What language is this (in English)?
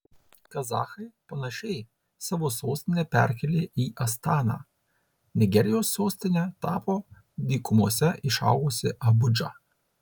Lithuanian